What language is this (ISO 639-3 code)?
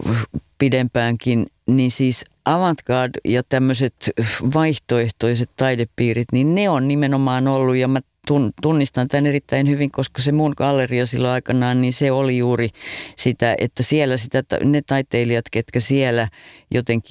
fin